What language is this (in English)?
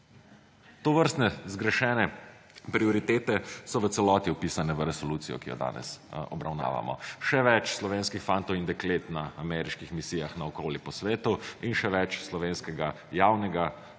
Slovenian